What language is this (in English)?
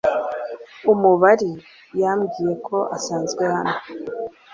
Kinyarwanda